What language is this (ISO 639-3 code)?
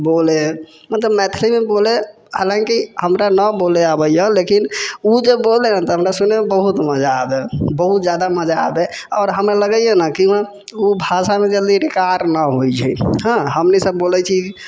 mai